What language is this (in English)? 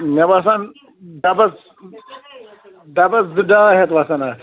Kashmiri